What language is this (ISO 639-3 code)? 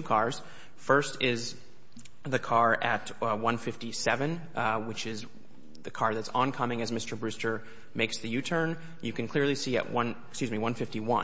eng